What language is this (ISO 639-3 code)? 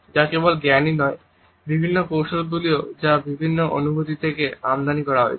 ben